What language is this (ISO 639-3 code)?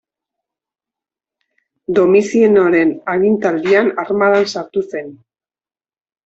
eus